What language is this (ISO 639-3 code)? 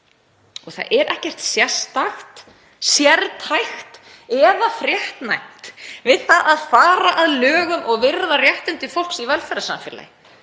isl